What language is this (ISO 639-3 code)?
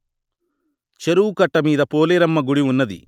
tel